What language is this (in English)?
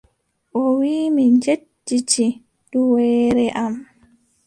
Adamawa Fulfulde